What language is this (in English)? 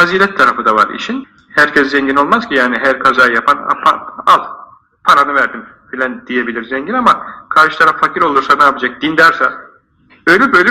Turkish